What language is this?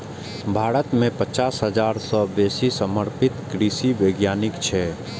Maithili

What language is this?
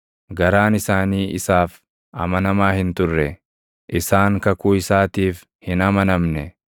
Oromo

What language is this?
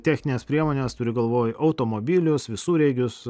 Lithuanian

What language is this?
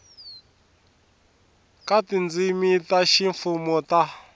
Tsonga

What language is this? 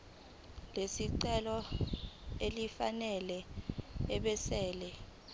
Zulu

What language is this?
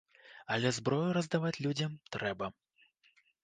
Belarusian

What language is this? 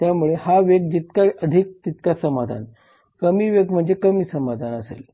Marathi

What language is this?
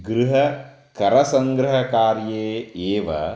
Sanskrit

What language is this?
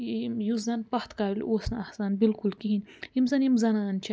Kashmiri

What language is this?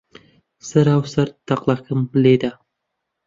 Central Kurdish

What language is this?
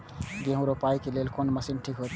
Maithili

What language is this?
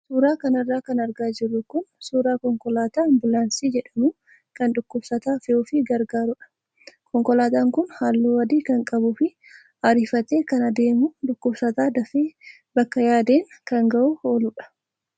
Oromo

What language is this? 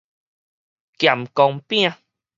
Min Nan Chinese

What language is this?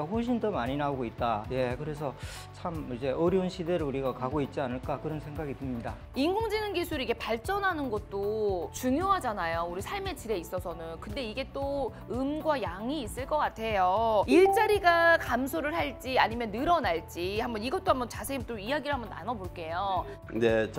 Korean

